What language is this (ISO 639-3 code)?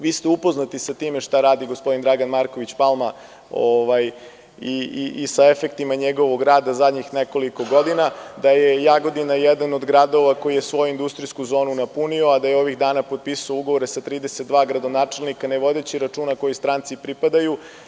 srp